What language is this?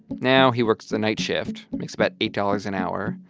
English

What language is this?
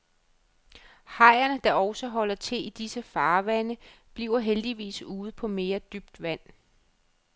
Danish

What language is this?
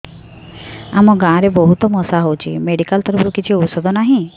Odia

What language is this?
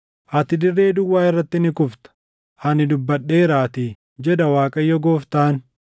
Oromo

